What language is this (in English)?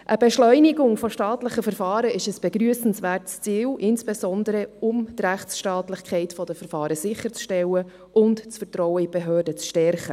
Swiss German